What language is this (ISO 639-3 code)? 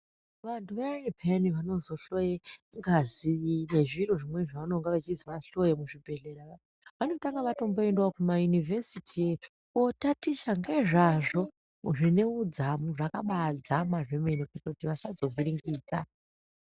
ndc